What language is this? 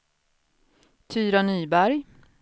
Swedish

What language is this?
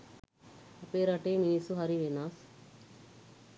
Sinhala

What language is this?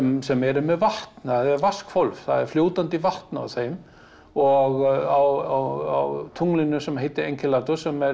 Icelandic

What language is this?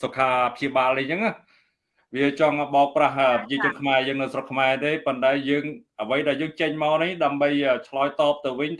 Vietnamese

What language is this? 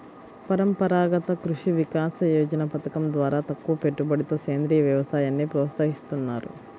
Telugu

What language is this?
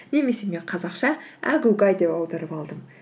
Kazakh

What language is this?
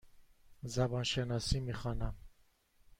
Persian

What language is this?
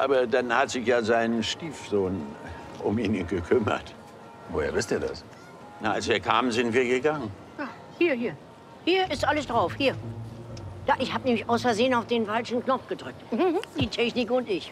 German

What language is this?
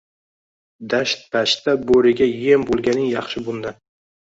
Uzbek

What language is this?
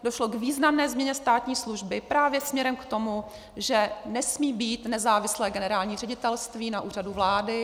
Czech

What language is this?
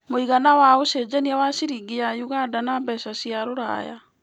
Kikuyu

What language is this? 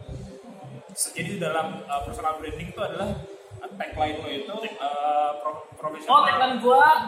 Indonesian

